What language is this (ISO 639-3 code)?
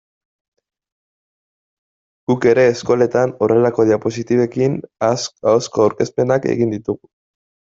eus